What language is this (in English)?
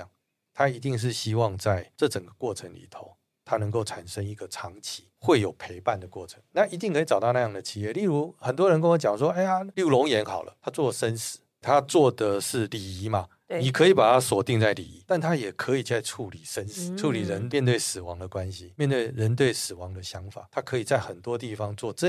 Chinese